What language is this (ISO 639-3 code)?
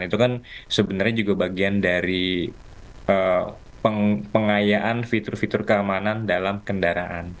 ind